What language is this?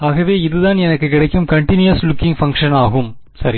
Tamil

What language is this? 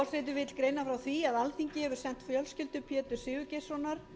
Icelandic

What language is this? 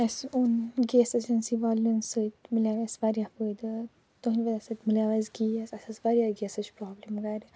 Kashmiri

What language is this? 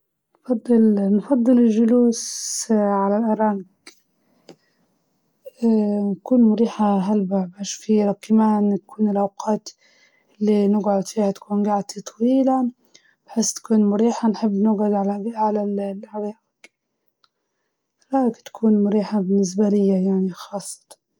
Libyan Arabic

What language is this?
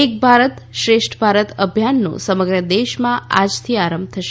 Gujarati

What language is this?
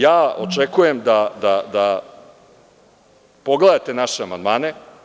Serbian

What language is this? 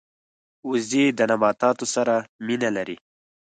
Pashto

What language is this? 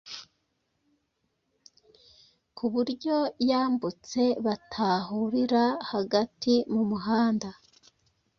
Kinyarwanda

